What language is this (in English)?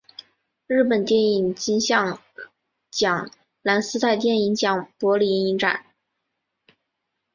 Chinese